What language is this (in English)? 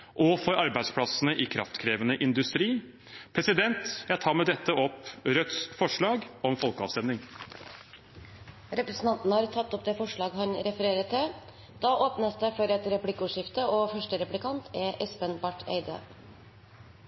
Norwegian